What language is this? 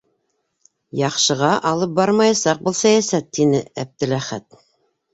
Bashkir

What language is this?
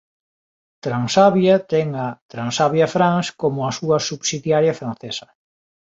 Galician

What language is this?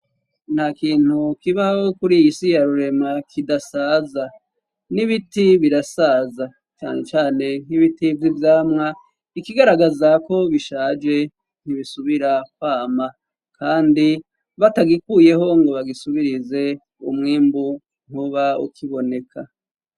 Rundi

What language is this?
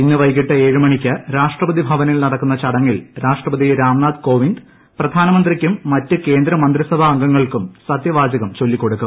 Malayalam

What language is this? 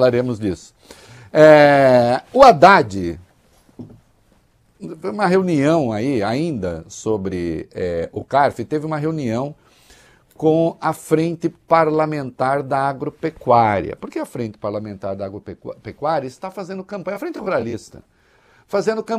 Portuguese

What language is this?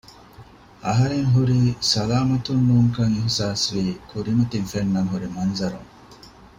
Divehi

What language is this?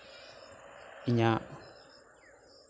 Santali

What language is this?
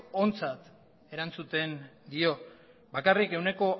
Basque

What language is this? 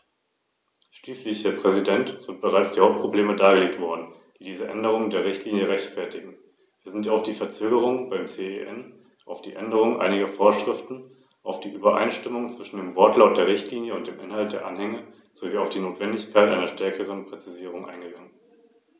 German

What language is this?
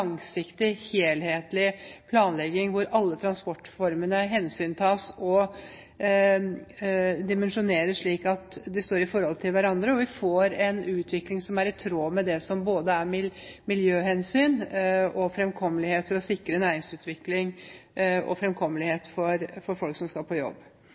Norwegian Bokmål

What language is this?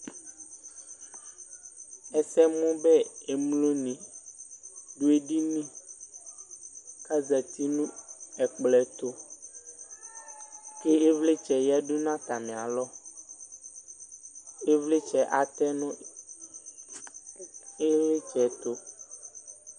Ikposo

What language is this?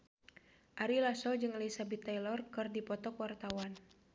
Sundanese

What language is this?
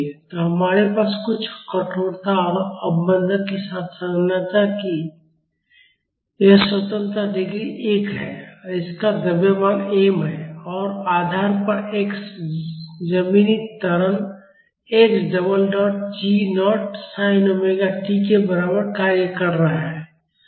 Hindi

